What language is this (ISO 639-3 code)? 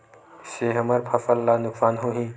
hne